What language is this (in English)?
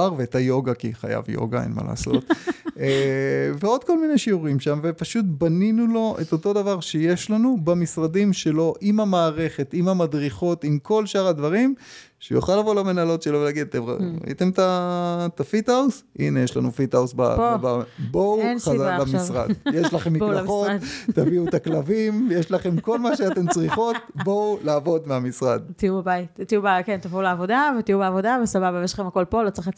Hebrew